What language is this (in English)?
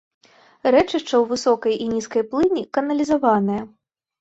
Belarusian